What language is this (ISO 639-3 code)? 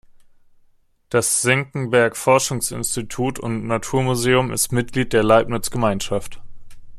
deu